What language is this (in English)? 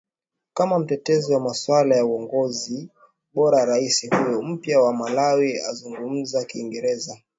Swahili